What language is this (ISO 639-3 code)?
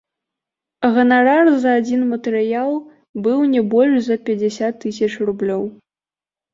bel